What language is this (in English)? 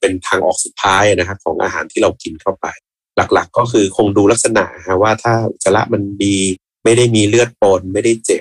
Thai